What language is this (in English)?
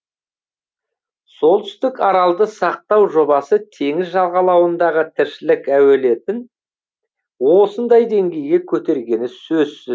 Kazakh